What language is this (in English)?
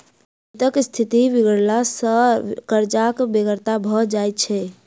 Maithili